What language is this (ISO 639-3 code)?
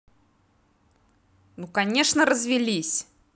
rus